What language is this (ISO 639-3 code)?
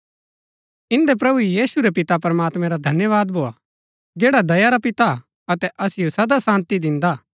gbk